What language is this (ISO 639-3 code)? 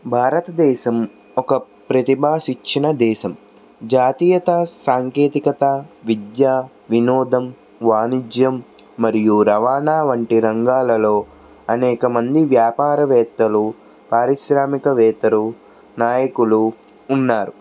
tel